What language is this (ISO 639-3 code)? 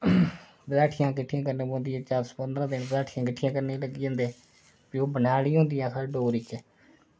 doi